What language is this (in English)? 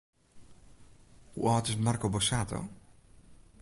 Western Frisian